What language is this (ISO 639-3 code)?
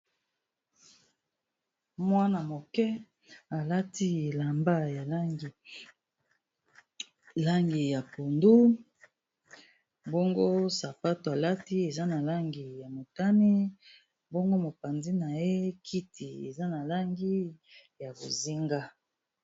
lin